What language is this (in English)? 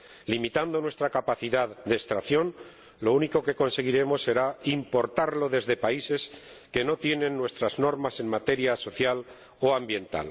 Spanish